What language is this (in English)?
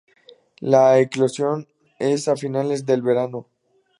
Spanish